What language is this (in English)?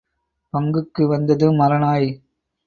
Tamil